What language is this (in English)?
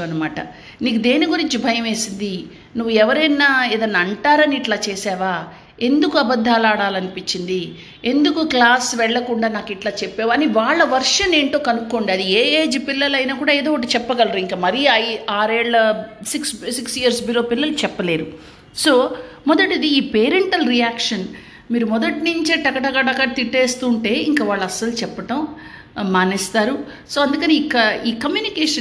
Telugu